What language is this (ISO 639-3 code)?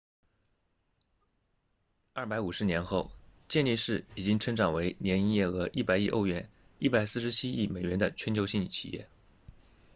zho